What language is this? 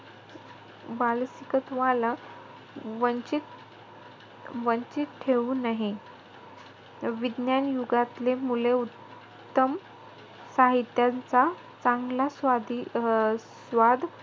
Marathi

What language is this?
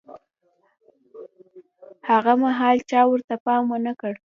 Pashto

